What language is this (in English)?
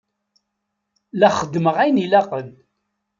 Kabyle